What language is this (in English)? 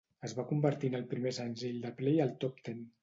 Catalan